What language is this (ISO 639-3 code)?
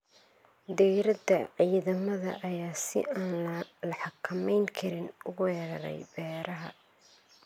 som